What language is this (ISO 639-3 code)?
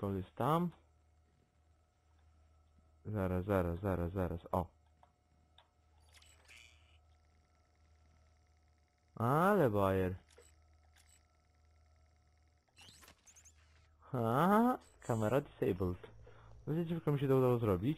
pol